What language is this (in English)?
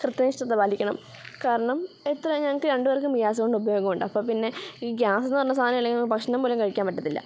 Malayalam